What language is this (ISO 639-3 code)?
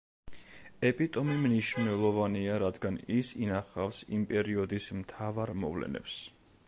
kat